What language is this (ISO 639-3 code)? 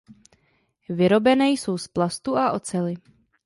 ces